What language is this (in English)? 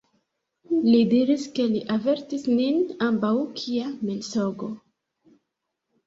Esperanto